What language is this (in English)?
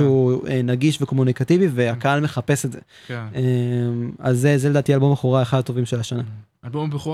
Hebrew